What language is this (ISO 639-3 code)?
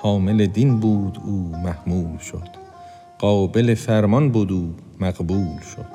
fas